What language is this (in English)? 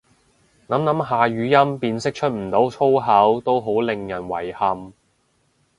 Cantonese